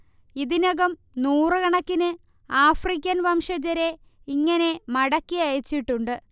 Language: Malayalam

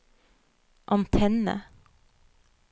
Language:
Norwegian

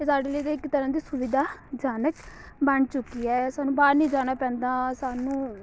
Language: Punjabi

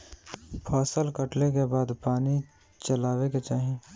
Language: Bhojpuri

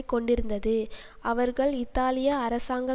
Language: Tamil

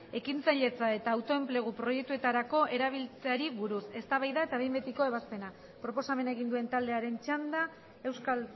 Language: Basque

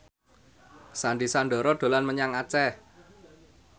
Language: Javanese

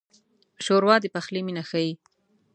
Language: Pashto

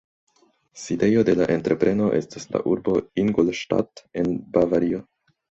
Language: Esperanto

